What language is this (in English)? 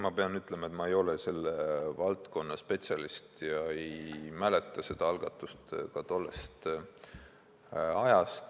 Estonian